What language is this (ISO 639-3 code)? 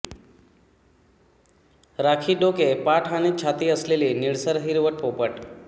mar